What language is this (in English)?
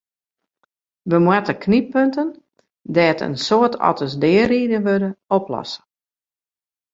Western Frisian